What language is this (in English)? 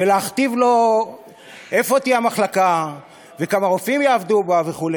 Hebrew